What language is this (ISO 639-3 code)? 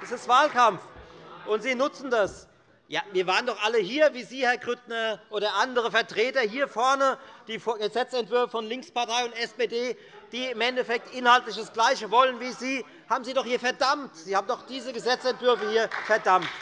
deu